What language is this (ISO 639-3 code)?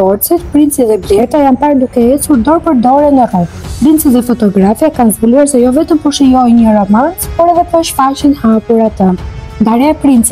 ron